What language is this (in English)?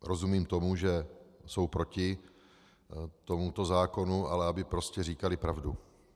Czech